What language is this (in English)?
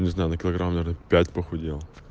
Russian